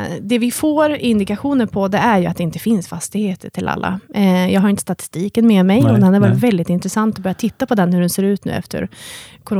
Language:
Swedish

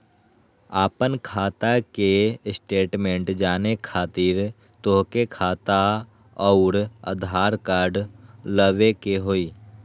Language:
Magahi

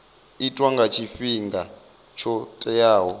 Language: Venda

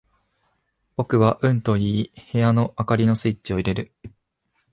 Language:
Japanese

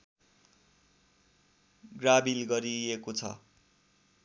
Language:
Nepali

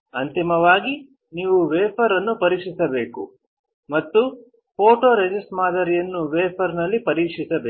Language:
Kannada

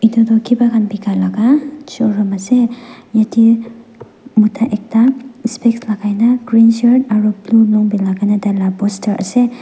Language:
Naga Pidgin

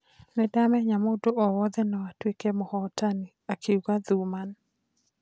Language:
Kikuyu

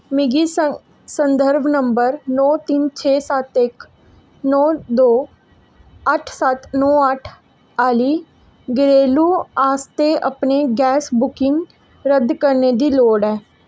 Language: Dogri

